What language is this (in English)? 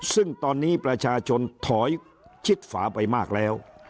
Thai